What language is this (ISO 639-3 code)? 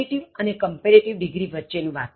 guj